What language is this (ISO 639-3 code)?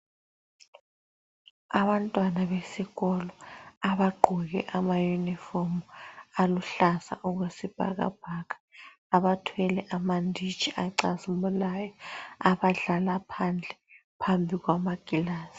nde